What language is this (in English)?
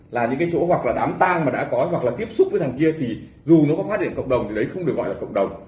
Vietnamese